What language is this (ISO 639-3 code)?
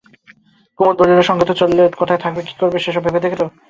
ben